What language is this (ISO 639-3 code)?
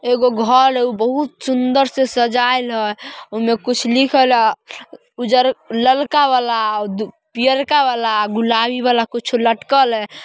mag